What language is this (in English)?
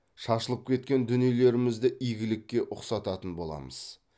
Kazakh